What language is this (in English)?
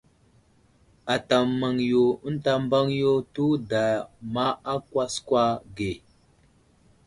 Wuzlam